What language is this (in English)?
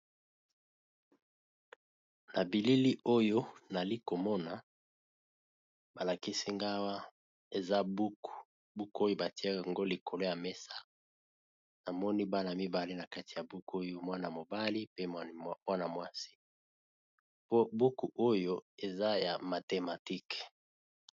Lingala